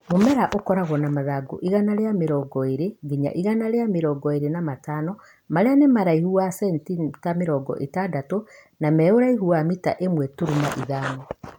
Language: Kikuyu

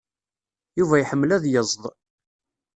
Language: Kabyle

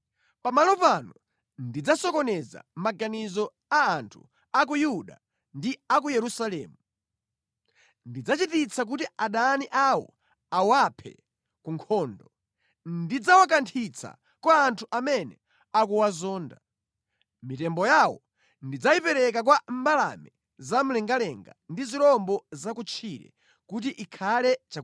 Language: Nyanja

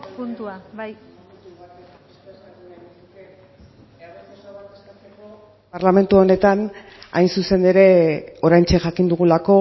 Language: Basque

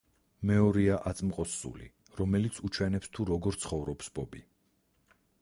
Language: Georgian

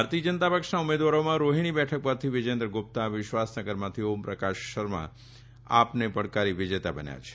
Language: Gujarati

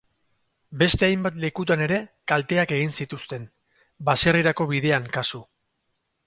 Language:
Basque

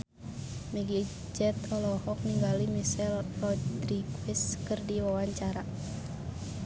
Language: Sundanese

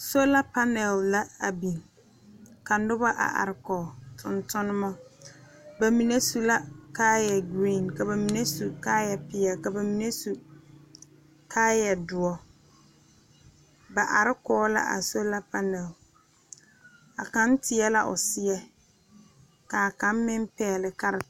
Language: Southern Dagaare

